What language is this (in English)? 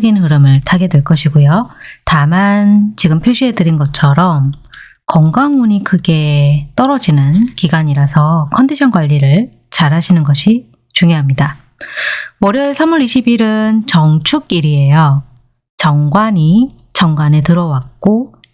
Korean